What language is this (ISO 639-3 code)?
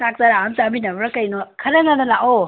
mni